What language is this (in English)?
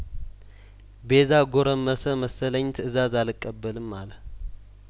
Amharic